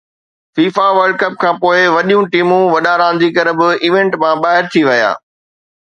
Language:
Sindhi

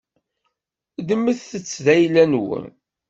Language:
Kabyle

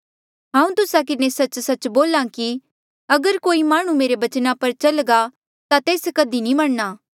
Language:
Mandeali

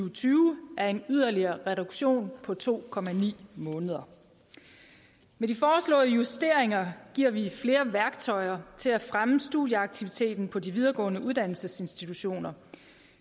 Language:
Danish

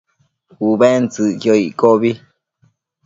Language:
Matsés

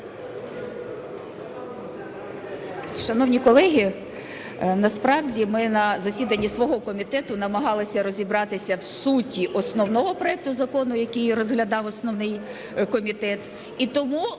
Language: Ukrainian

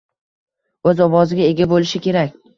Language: Uzbek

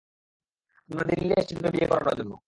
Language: Bangla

